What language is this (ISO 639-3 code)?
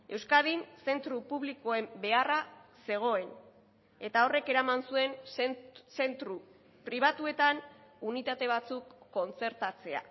eus